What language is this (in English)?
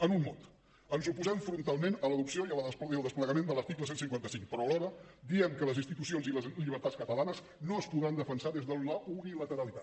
Catalan